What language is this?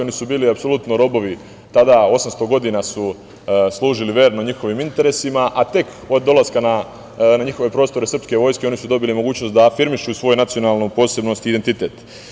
Serbian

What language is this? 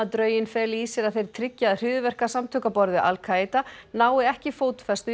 Icelandic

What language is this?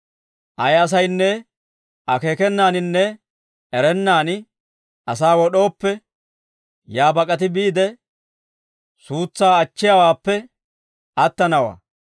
Dawro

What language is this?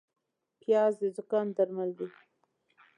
Pashto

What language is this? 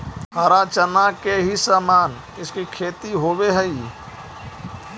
Magahi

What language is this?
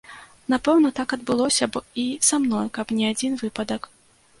Belarusian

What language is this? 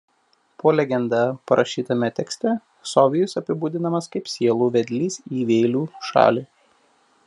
Lithuanian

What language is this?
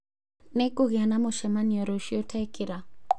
Kikuyu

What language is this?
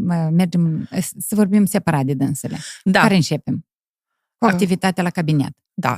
Romanian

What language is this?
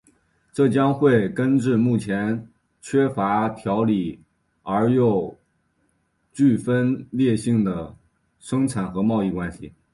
Chinese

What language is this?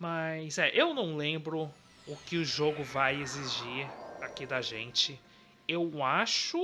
Portuguese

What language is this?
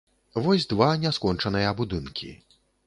Belarusian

